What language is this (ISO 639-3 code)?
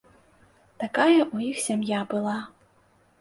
bel